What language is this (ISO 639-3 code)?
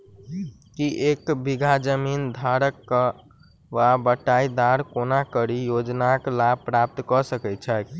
mai